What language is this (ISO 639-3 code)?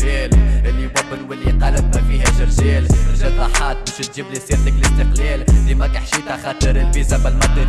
ara